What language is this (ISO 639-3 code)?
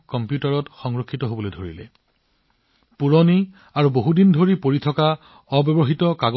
asm